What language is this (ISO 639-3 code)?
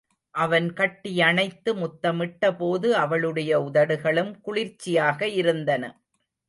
tam